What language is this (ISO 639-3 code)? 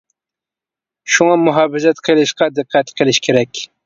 uig